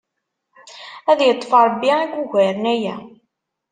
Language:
Kabyle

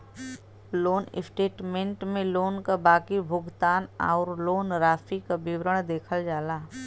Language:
Bhojpuri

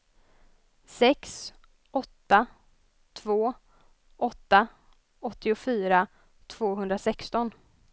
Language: Swedish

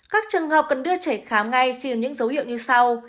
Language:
Vietnamese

